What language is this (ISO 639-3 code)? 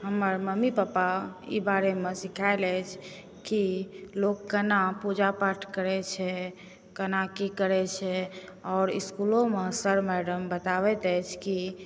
mai